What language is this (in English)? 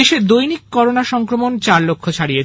Bangla